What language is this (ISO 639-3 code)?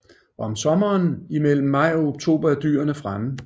dan